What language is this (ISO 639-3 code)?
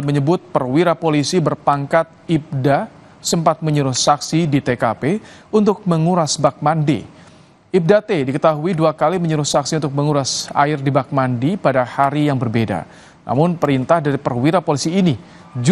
ind